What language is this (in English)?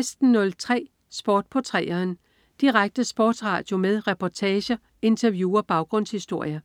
Danish